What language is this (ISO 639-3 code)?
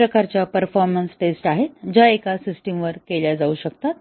mar